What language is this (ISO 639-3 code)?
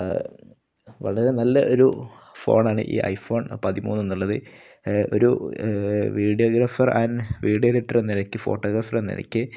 mal